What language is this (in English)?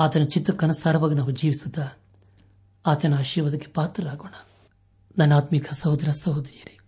Kannada